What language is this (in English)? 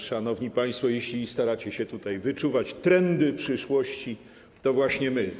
Polish